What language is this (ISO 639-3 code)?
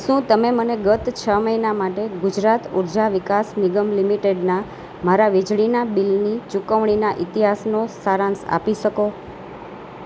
guj